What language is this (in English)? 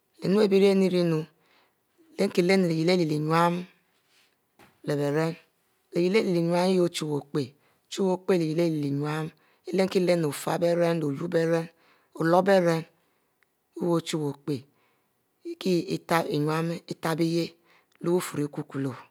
Mbe